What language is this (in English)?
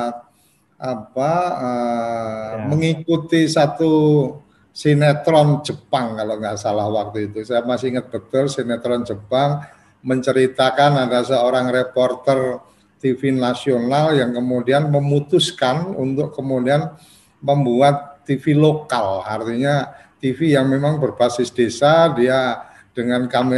Indonesian